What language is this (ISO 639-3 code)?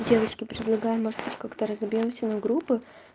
rus